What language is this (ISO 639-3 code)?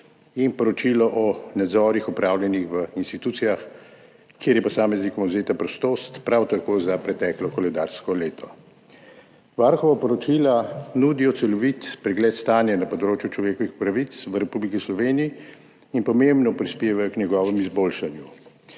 slv